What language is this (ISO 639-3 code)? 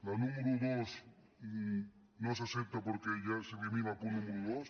cat